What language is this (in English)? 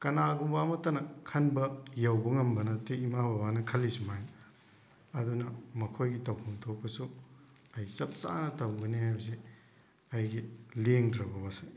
Manipuri